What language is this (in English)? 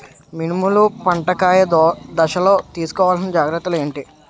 Telugu